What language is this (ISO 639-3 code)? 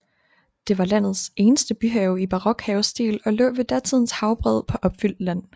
dan